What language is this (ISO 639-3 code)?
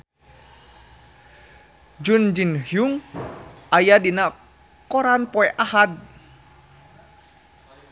sun